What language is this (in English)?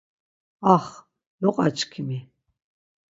Laz